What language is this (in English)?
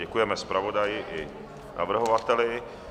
Czech